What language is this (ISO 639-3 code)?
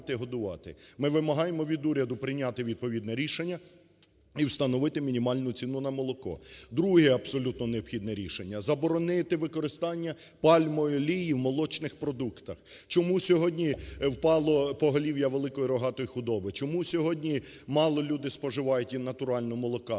ukr